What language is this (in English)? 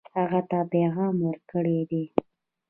Pashto